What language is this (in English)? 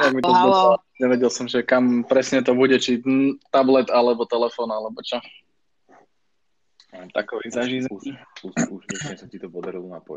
Slovak